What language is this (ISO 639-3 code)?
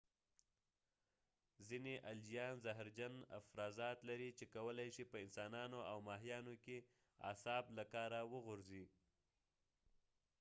pus